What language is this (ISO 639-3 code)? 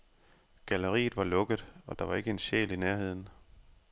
dan